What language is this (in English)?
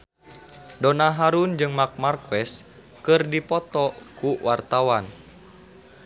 Sundanese